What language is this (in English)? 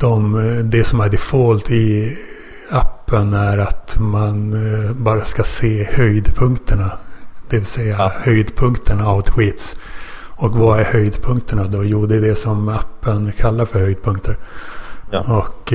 Swedish